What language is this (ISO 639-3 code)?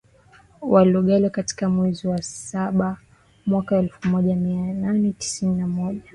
swa